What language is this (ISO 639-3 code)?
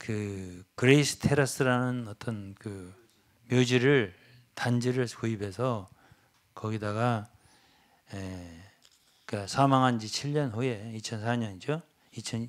kor